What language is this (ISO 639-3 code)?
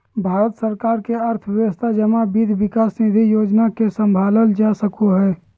mag